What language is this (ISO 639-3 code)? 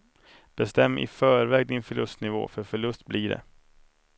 swe